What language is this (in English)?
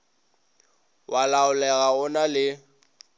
Northern Sotho